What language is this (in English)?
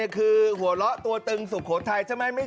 Thai